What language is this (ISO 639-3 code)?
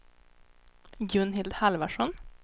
swe